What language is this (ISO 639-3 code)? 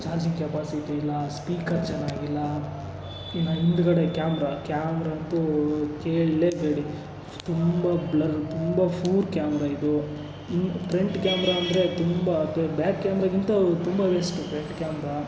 kan